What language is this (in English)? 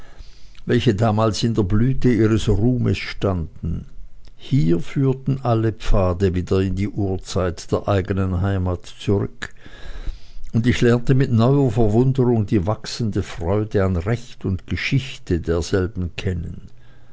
German